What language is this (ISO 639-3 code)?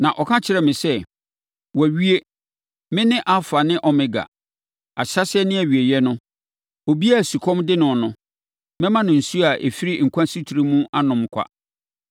aka